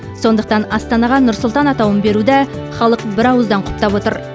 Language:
Kazakh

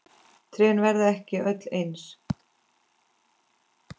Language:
Icelandic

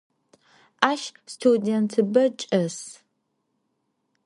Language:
Adyghe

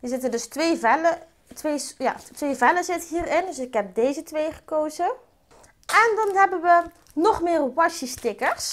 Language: Dutch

